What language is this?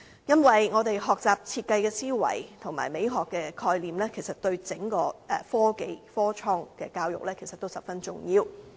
Cantonese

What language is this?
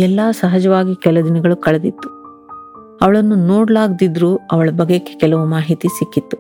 Kannada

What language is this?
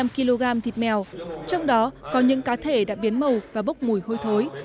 Vietnamese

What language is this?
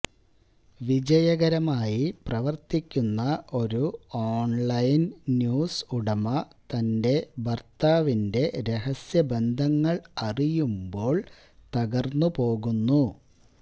Malayalam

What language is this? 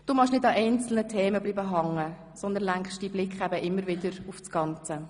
Swiss German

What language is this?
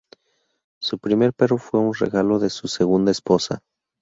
Spanish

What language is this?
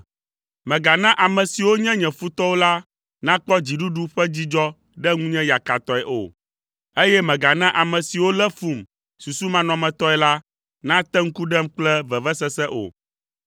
Ewe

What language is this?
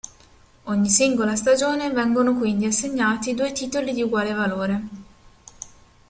Italian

